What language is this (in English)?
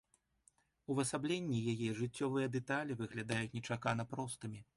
Belarusian